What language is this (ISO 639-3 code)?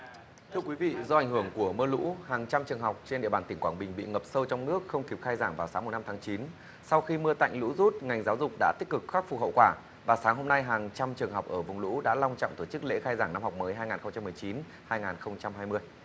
vie